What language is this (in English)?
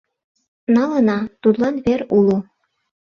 Mari